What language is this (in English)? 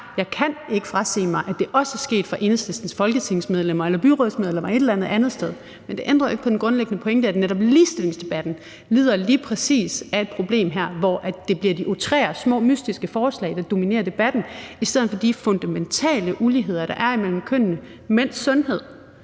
Danish